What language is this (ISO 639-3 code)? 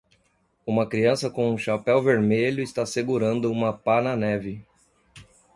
por